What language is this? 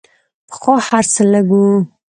Pashto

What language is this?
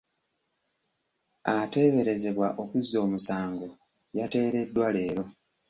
Ganda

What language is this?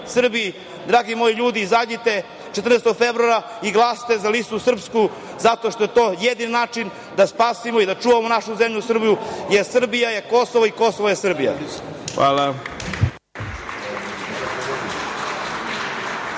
Serbian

